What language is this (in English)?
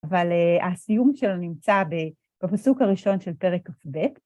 Hebrew